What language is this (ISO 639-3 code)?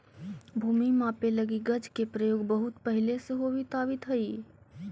mag